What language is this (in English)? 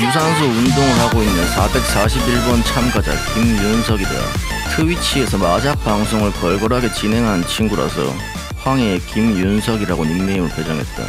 Korean